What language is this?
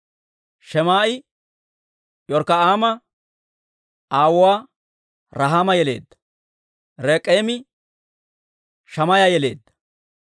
Dawro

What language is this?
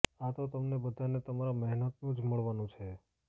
Gujarati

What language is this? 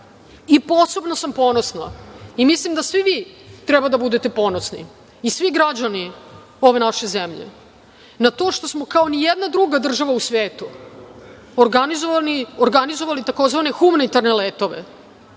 Serbian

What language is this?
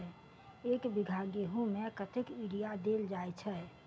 Maithili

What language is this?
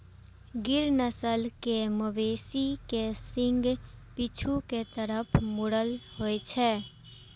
Maithili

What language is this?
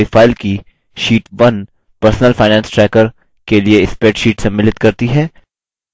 Hindi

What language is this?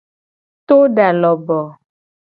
Gen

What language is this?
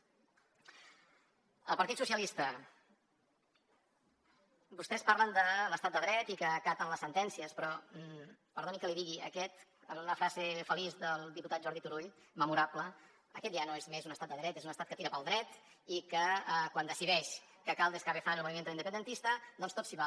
Catalan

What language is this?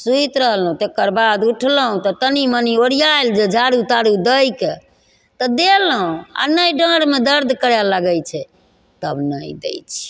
Maithili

